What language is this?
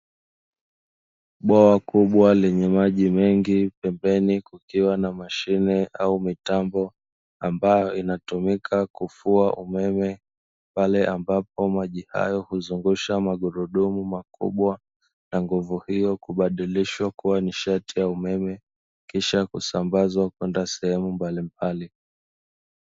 Swahili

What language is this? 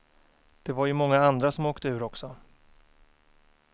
Swedish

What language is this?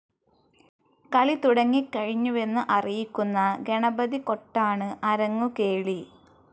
Malayalam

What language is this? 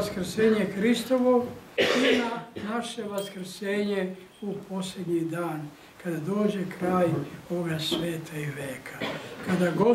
Russian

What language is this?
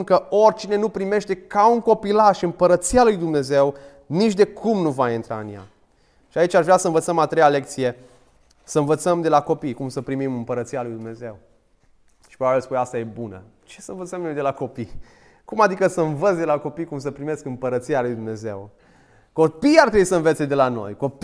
Romanian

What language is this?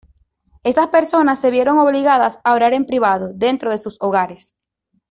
Spanish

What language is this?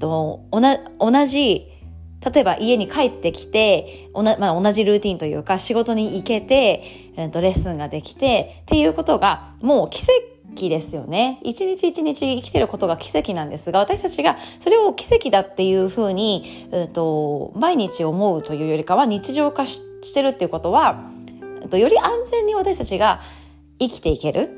Japanese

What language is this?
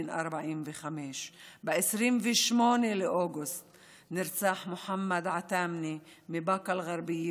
Hebrew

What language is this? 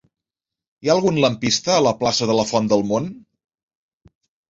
Catalan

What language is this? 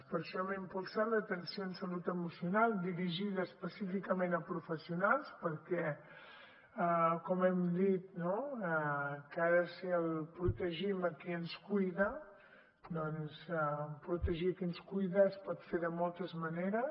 Catalan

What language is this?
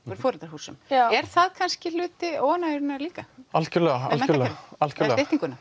Icelandic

